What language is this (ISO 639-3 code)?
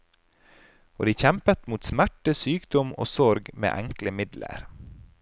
nor